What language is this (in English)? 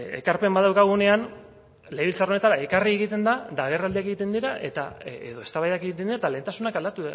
Basque